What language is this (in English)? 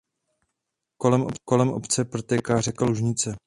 Czech